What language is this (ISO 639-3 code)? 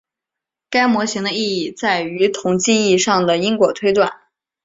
zho